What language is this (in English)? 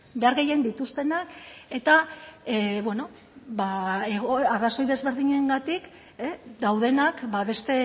Basque